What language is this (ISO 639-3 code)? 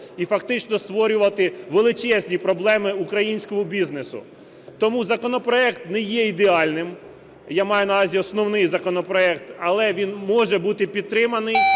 ukr